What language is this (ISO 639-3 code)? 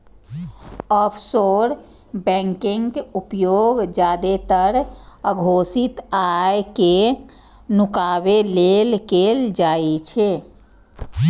mai